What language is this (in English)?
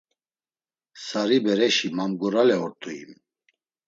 Laz